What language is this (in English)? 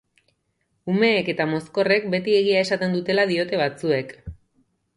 Basque